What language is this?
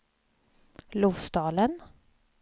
Swedish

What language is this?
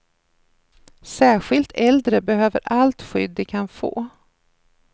Swedish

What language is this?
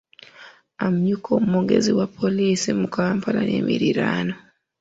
Ganda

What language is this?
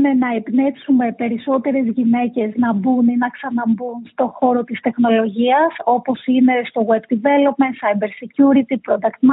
Greek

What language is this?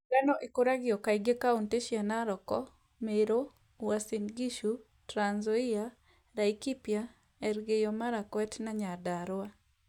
Kikuyu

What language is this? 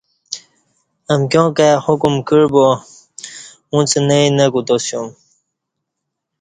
Kati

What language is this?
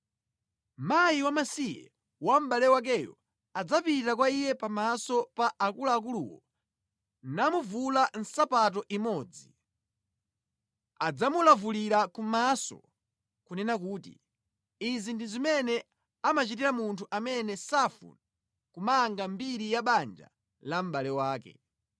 Nyanja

